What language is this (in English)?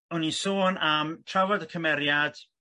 Welsh